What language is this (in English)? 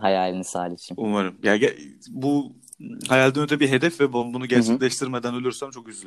Turkish